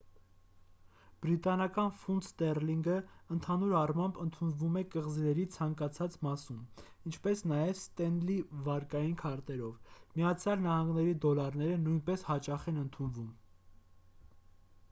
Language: Armenian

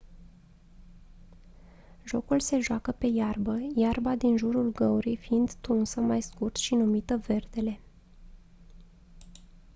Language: Romanian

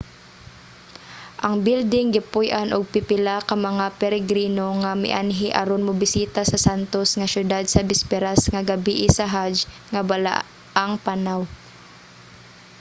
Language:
Cebuano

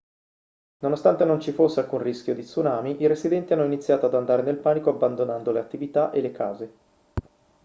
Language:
Italian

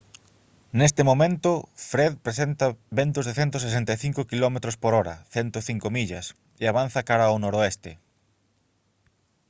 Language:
Galician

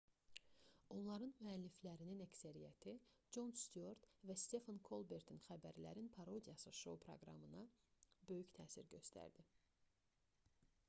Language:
Azerbaijani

